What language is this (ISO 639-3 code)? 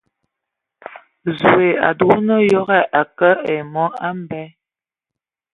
ewo